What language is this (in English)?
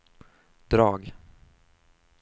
Swedish